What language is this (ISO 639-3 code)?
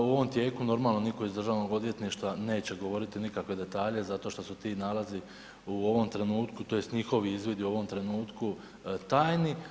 hrv